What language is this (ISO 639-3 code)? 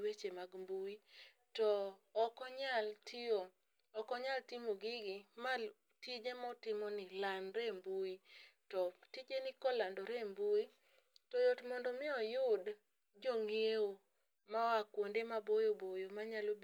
luo